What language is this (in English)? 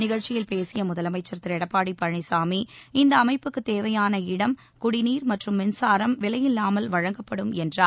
Tamil